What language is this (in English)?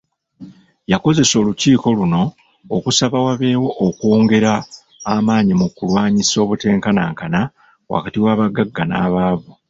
Ganda